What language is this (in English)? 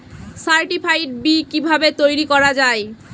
Bangla